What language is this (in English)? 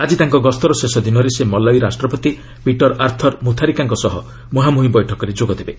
Odia